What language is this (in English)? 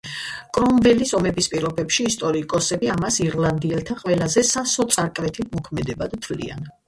Georgian